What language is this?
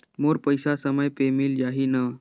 Chhattisgarhi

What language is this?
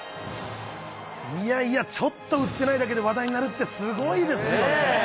Japanese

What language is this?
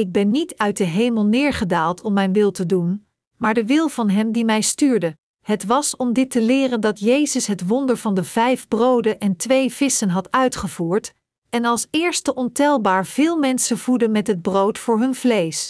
Dutch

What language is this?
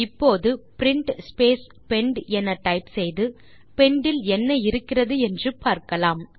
Tamil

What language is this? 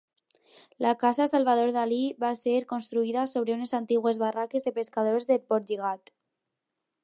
Catalan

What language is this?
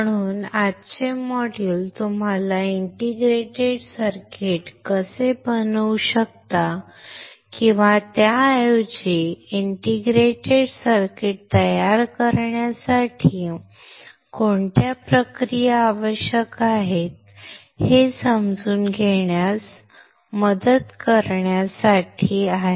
Marathi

